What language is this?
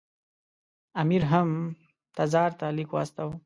Pashto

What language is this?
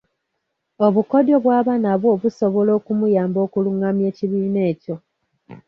Ganda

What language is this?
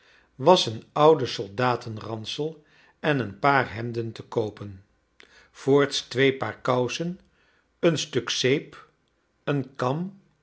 Dutch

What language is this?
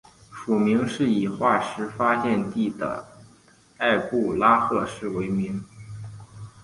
Chinese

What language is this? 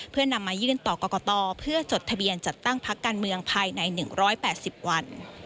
Thai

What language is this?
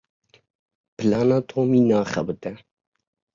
Kurdish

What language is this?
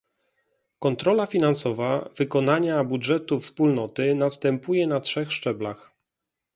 Polish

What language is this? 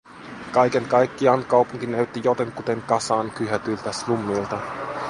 Finnish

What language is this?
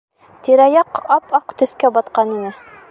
Bashkir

